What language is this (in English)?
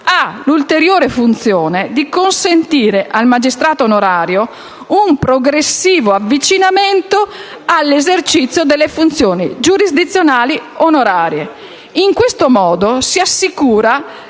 Italian